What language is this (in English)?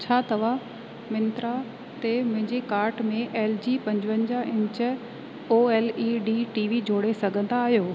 Sindhi